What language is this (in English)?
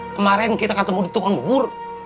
Indonesian